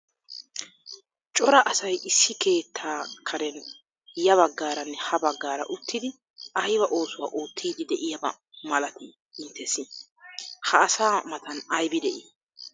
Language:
Wolaytta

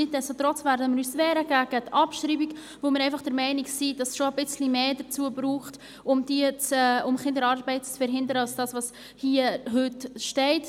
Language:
Swiss German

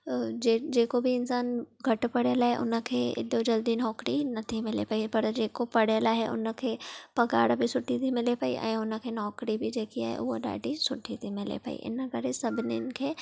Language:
Sindhi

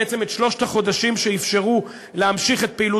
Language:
Hebrew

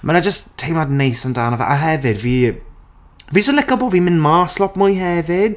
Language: Welsh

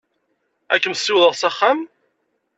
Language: Kabyle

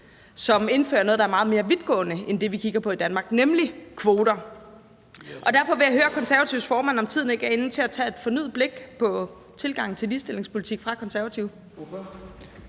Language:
Danish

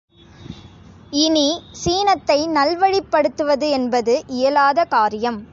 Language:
Tamil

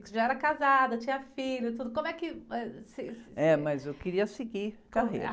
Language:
Portuguese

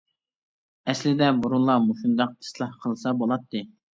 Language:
Uyghur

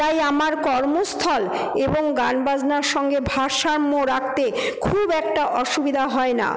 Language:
Bangla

